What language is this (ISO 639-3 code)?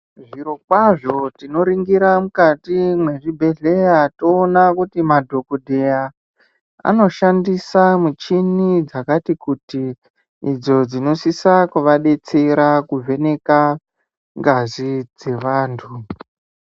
ndc